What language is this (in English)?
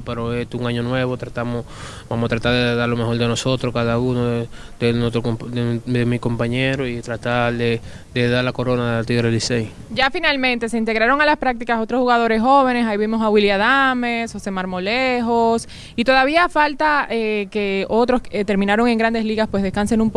Spanish